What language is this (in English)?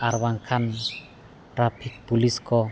Santali